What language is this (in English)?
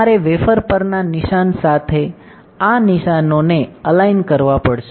Gujarati